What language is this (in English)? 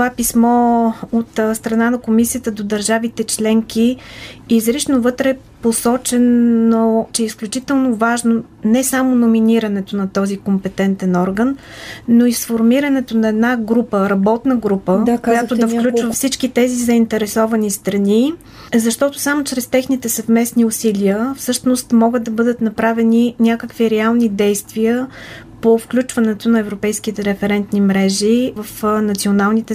Bulgarian